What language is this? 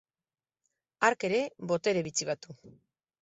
Basque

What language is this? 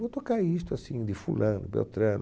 Portuguese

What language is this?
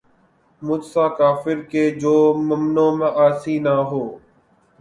Urdu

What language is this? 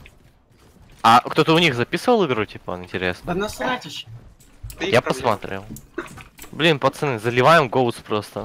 Russian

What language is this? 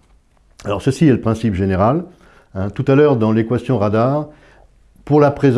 French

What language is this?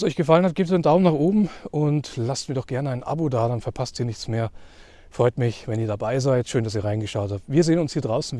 German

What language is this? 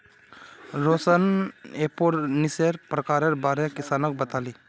Magahi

